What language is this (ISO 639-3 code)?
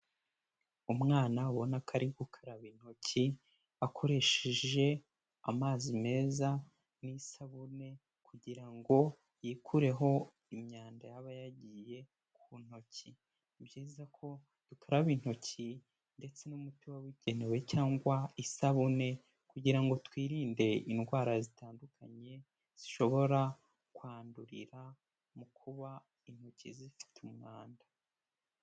kin